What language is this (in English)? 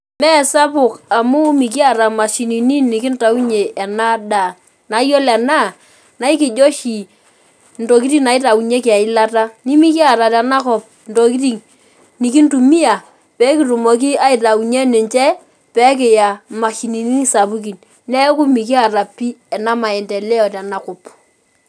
Masai